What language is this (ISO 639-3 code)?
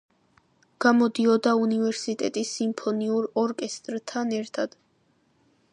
kat